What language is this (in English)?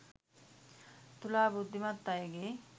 Sinhala